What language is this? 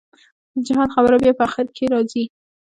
Pashto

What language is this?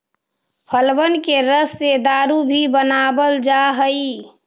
Magahi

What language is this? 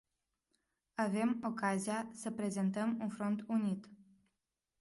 Romanian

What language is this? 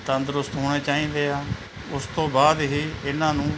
Punjabi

